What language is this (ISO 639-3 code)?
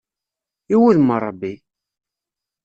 kab